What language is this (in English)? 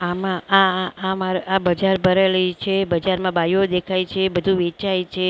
Gujarati